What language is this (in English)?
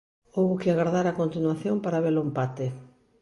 Galician